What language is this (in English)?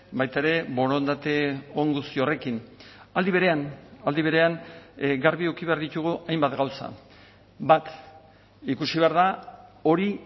Basque